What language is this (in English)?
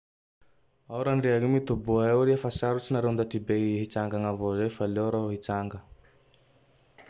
Tandroy-Mahafaly Malagasy